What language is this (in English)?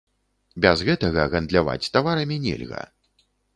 Belarusian